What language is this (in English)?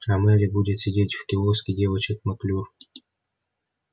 Russian